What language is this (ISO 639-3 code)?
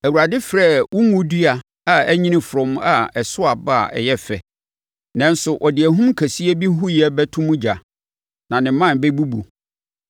aka